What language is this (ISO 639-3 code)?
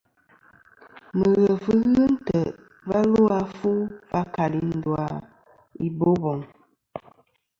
bkm